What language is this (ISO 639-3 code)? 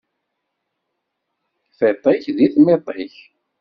kab